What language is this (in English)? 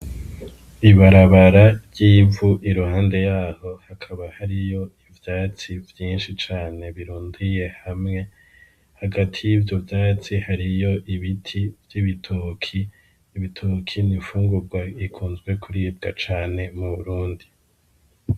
Rundi